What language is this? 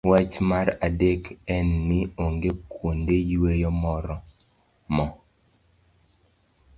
Luo (Kenya and Tanzania)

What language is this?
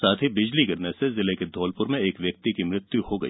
Hindi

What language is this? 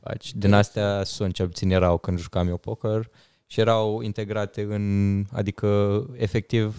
Romanian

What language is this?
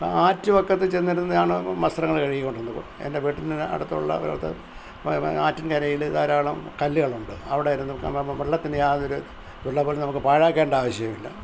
Malayalam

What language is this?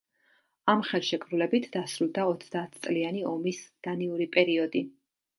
Georgian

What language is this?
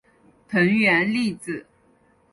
Chinese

